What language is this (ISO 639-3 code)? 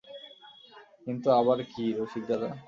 ben